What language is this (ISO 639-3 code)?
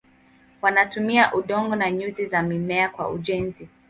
swa